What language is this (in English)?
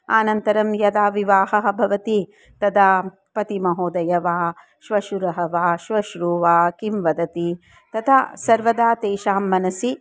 Sanskrit